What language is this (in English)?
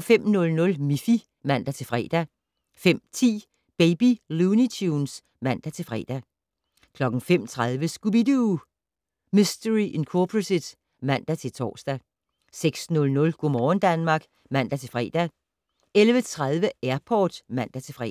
Danish